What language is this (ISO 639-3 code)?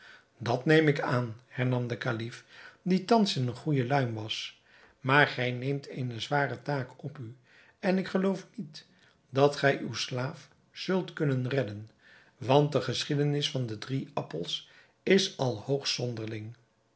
nld